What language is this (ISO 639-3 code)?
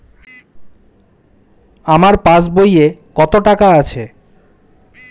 ben